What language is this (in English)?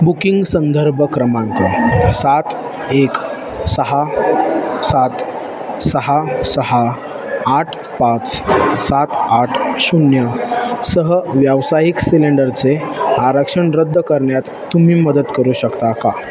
Marathi